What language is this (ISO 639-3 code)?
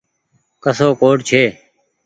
gig